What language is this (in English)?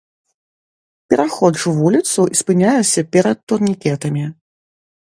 Belarusian